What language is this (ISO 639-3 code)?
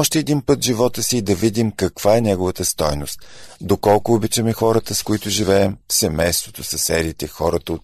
bul